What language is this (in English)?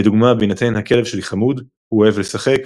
Hebrew